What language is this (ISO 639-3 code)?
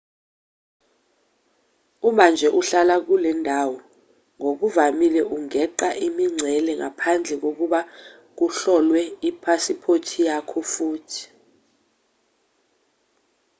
zul